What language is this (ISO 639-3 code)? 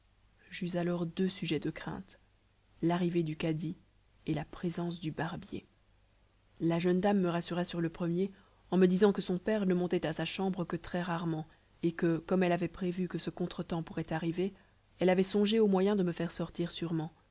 fra